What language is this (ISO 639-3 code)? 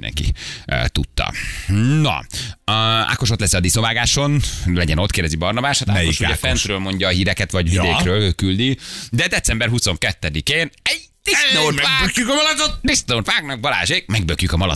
hun